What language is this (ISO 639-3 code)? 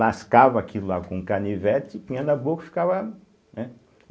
por